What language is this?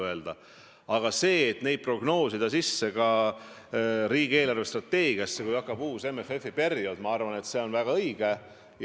Estonian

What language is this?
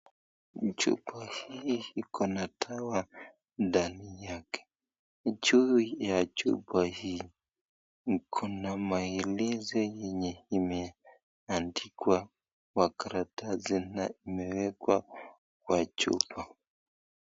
Swahili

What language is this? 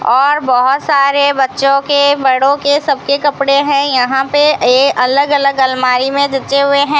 Hindi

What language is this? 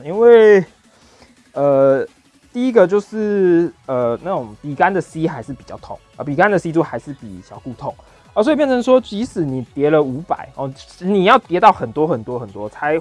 Chinese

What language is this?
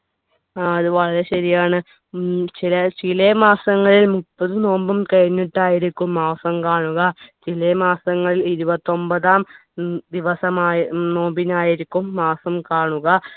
Malayalam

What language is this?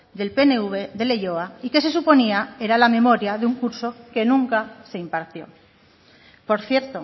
Spanish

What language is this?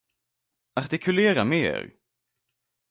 Swedish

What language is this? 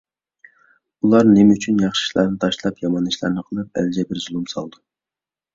Uyghur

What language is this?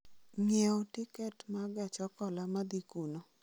Luo (Kenya and Tanzania)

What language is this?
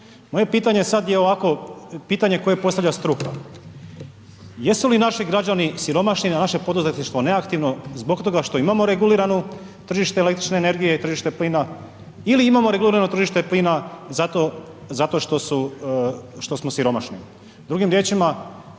Croatian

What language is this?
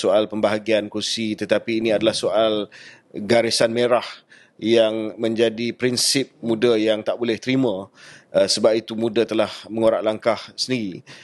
Malay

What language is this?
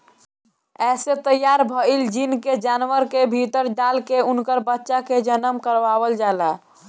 Bhojpuri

